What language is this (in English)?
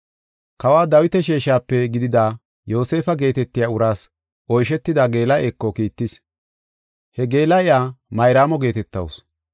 Gofa